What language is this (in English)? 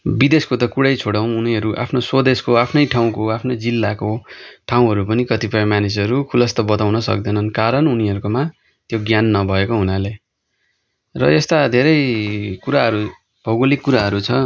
Nepali